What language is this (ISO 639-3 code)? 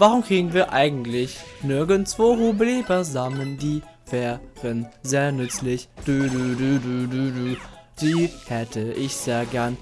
deu